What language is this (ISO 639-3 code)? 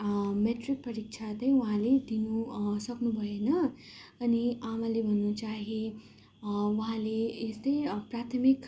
nep